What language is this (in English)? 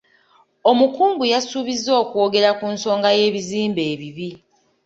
Ganda